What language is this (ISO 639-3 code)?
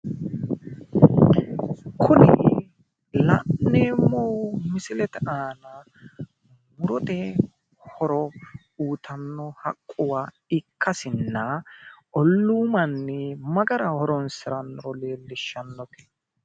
sid